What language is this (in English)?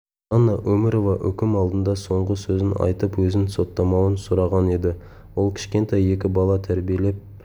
Kazakh